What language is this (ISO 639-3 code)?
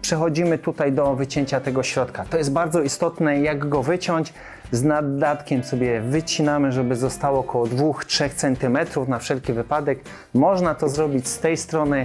pol